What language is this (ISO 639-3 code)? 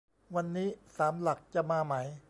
tha